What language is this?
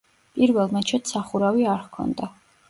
Georgian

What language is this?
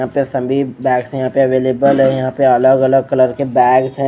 Hindi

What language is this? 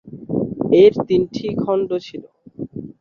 Bangla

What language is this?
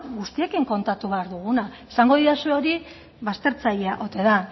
Basque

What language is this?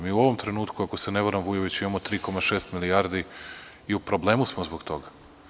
Serbian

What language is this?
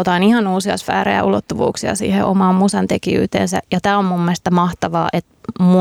Finnish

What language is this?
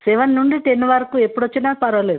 Telugu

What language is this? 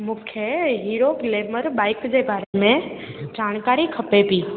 Sindhi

